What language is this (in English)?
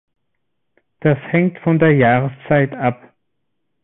German